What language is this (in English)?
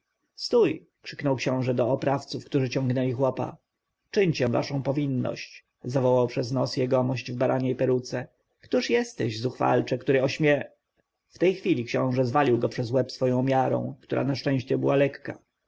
Polish